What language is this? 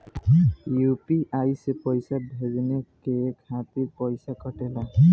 Bhojpuri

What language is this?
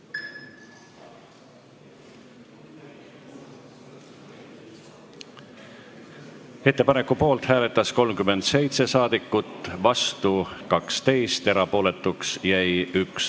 Estonian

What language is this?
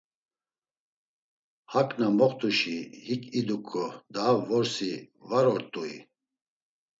Laz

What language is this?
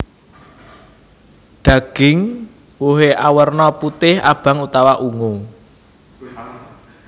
Javanese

